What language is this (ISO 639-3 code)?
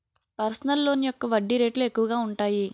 tel